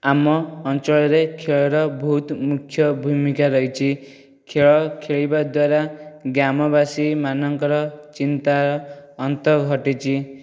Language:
Odia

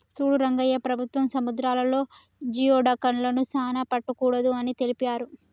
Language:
Telugu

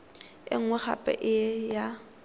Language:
Tswana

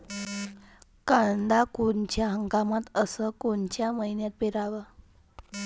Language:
Marathi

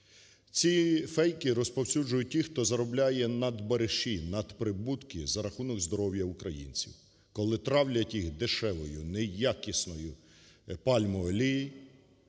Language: Ukrainian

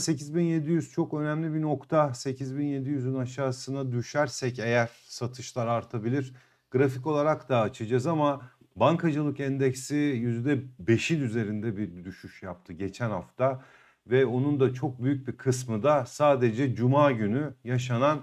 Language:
Turkish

